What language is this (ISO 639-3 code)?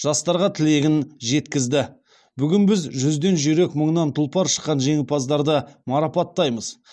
kaz